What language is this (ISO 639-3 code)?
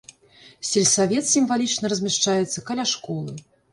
bel